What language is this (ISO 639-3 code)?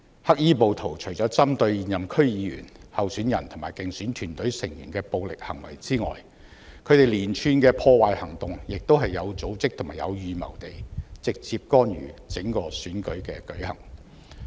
yue